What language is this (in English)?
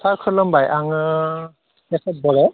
Bodo